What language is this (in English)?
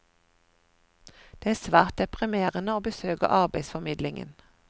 Norwegian